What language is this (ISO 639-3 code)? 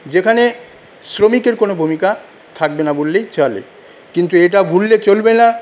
ben